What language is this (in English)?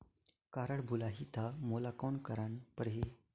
Chhattisgarhi